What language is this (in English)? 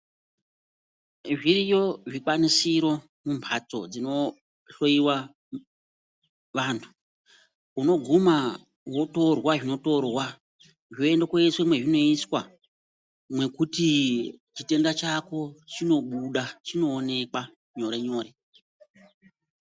Ndau